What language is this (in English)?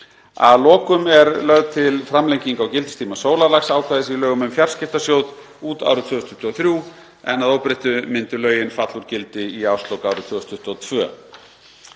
Icelandic